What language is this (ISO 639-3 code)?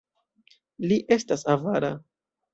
epo